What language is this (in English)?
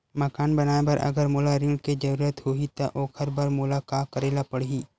Chhattisgarhi